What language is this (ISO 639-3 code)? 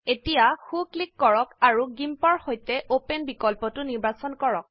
asm